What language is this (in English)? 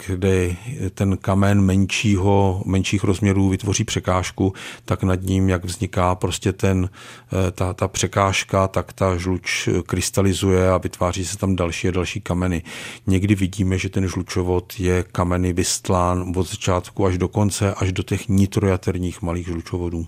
Czech